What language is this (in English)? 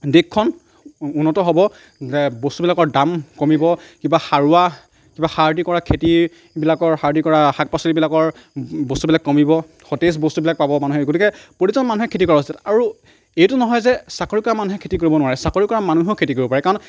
Assamese